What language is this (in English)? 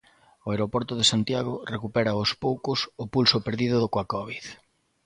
Galician